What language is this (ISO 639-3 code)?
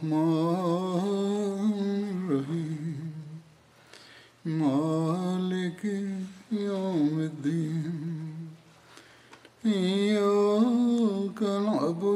bul